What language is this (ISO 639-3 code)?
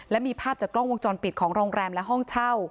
tha